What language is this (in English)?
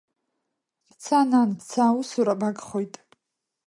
Abkhazian